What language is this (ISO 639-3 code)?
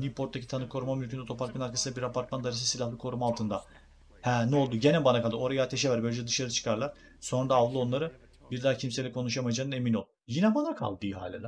tur